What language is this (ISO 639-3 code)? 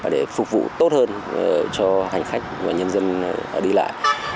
vie